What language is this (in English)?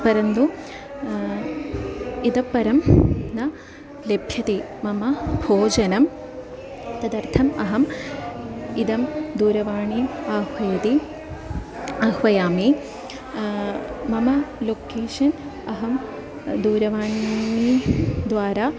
Sanskrit